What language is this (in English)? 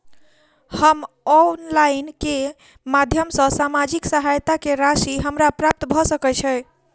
Maithili